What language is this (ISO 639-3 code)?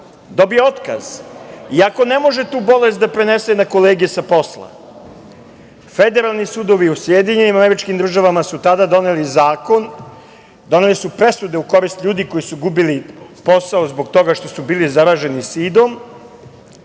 srp